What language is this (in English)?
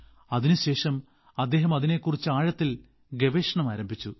Malayalam